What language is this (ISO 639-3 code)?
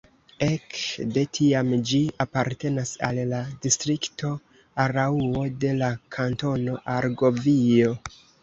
epo